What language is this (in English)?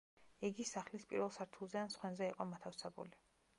Georgian